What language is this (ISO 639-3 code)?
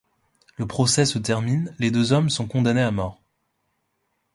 fra